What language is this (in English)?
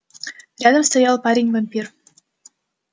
Russian